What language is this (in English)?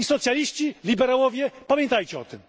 Polish